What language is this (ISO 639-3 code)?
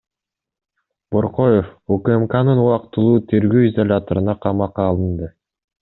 kir